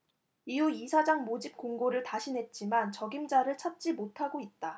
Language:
Korean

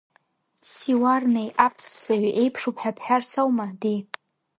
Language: Abkhazian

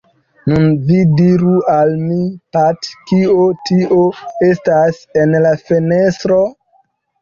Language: Esperanto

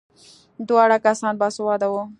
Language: Pashto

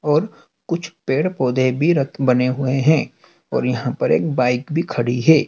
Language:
Hindi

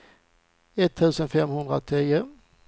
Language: Swedish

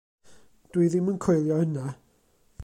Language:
Welsh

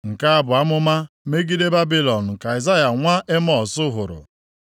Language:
Igbo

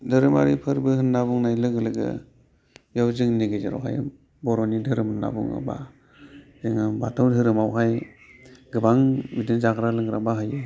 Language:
Bodo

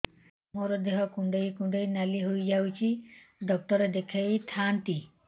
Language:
Odia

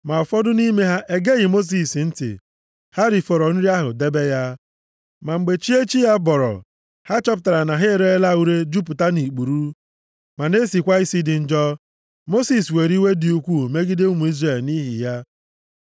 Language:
Igbo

